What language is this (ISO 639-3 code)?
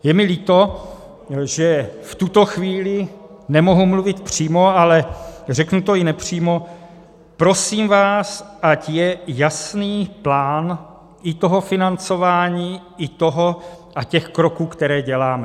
ces